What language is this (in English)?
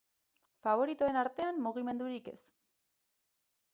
Basque